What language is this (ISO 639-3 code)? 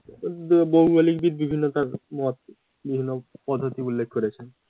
ben